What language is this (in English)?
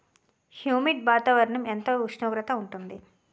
Telugu